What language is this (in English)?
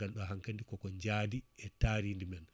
Fula